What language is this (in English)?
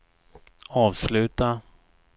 Swedish